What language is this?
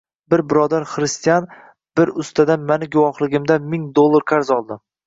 Uzbek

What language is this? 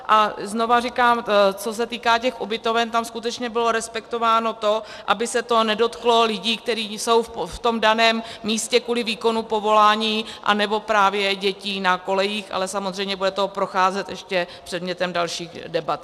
Czech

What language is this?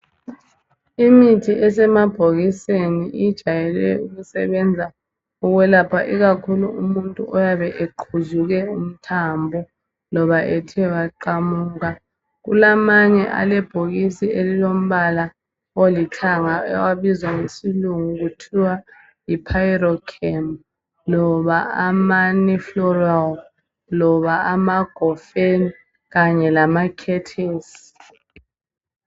North Ndebele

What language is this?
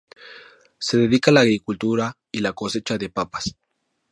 Spanish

